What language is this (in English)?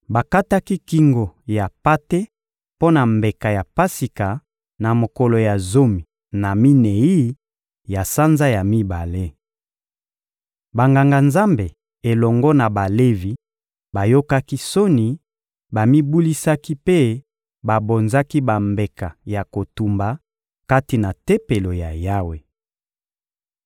Lingala